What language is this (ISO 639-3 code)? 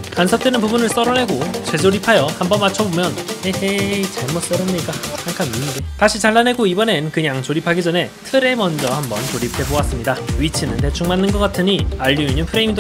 kor